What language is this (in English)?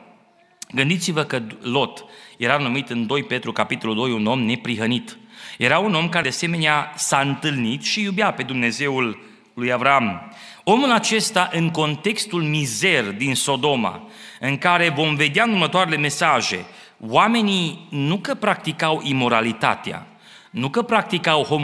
Romanian